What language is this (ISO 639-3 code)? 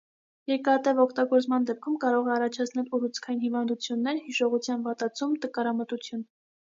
hye